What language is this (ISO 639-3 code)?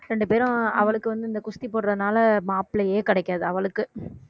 tam